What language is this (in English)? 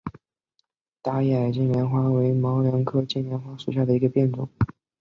Chinese